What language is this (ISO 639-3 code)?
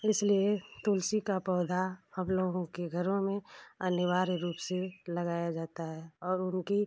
hin